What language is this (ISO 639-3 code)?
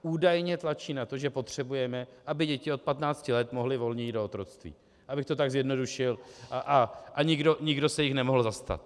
ces